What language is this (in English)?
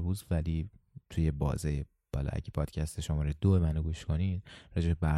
Persian